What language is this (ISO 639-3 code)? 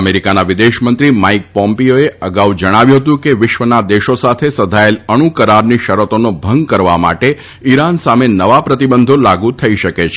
guj